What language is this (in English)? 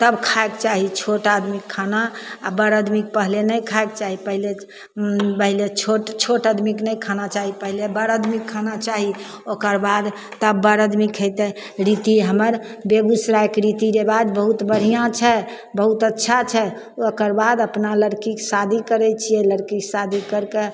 Maithili